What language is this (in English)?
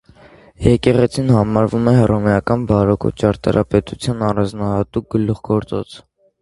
Armenian